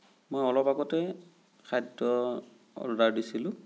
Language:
Assamese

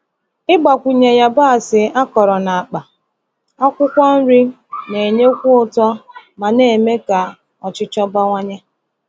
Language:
Igbo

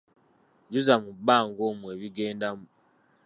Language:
Ganda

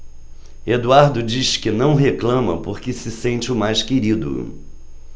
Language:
Portuguese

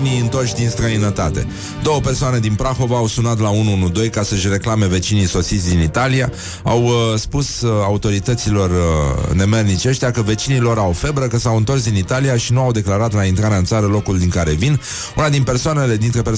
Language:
Romanian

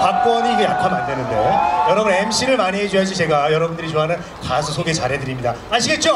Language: Korean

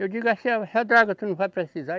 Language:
Portuguese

